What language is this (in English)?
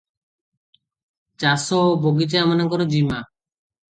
Odia